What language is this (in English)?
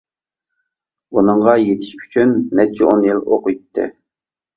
Uyghur